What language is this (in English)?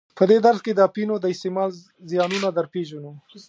Pashto